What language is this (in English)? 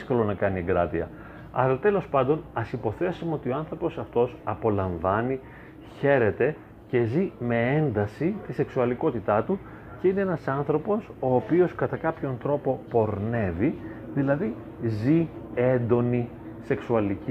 Greek